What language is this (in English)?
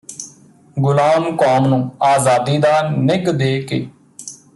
Punjabi